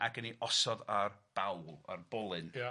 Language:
Welsh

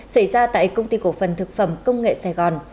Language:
Vietnamese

